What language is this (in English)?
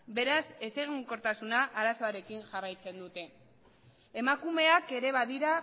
Basque